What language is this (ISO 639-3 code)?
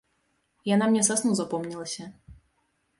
bel